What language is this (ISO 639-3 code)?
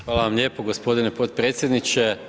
hrv